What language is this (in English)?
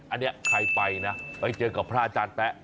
Thai